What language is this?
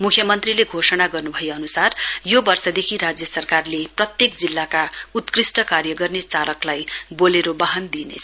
Nepali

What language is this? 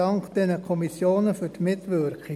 Swiss German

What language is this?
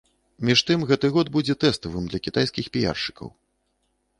Belarusian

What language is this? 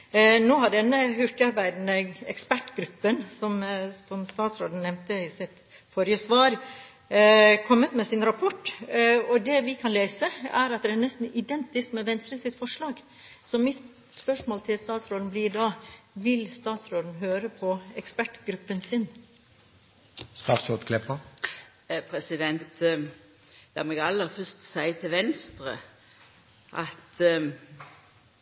Norwegian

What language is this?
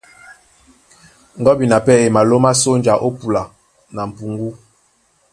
Duala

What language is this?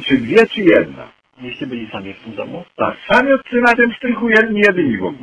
Polish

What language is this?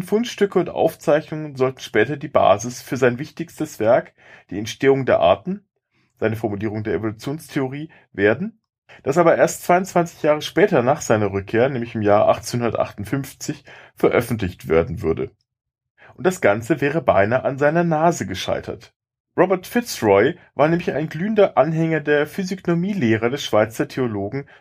German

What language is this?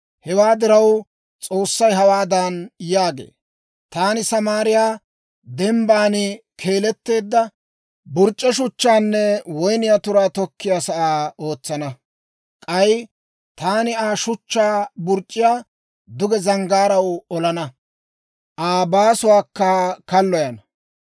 Dawro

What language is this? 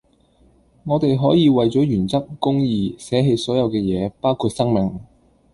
Cantonese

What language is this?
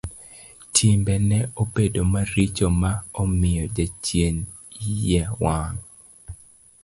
Luo (Kenya and Tanzania)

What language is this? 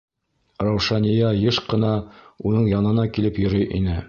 Bashkir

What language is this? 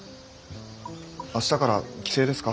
Japanese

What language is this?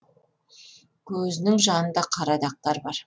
Kazakh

